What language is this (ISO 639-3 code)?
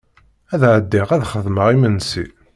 kab